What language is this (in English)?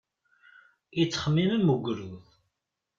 Kabyle